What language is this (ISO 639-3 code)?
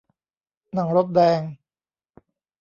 tha